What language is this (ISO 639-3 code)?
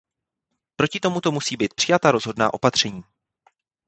ces